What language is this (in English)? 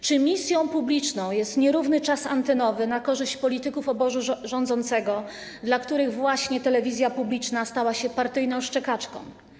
Polish